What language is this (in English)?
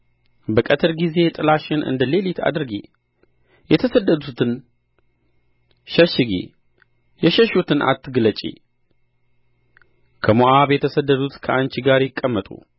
Amharic